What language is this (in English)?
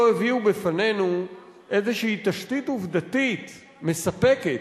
Hebrew